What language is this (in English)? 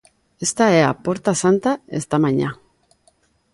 Galician